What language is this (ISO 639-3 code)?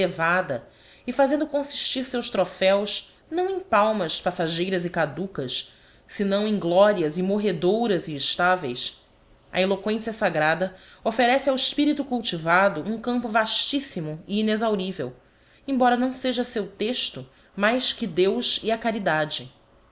por